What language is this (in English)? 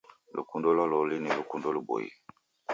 Taita